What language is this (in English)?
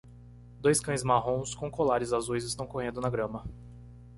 Portuguese